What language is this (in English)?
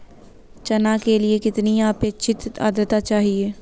Hindi